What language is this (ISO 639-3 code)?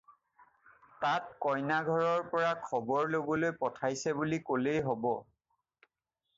asm